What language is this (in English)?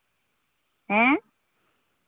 Santali